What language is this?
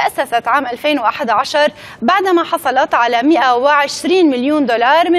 Arabic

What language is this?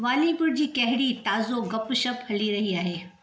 Sindhi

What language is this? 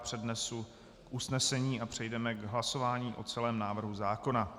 Czech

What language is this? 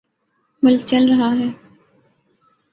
Urdu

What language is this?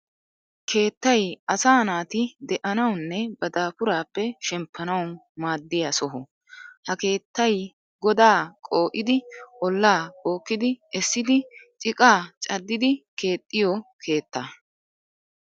Wolaytta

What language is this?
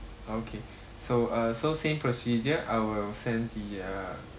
English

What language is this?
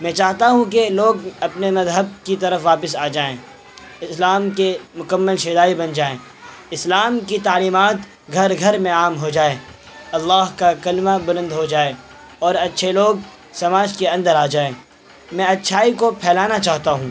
Urdu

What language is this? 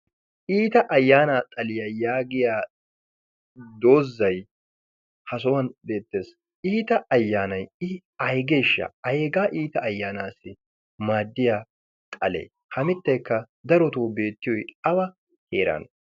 Wolaytta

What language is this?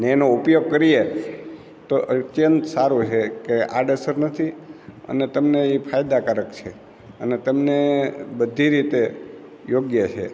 Gujarati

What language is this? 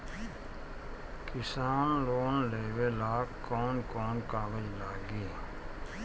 Bhojpuri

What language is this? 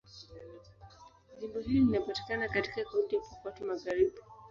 Swahili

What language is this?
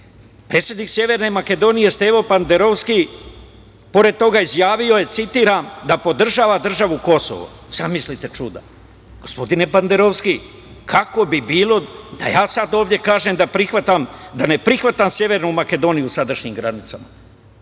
Serbian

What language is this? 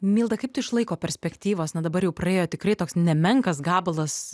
Lithuanian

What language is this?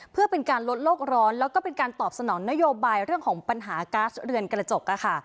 Thai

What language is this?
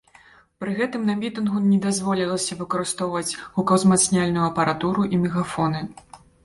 Belarusian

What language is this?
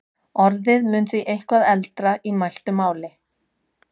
Icelandic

